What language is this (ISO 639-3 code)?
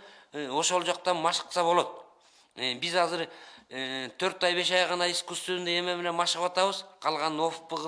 rus